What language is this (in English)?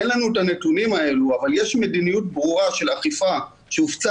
Hebrew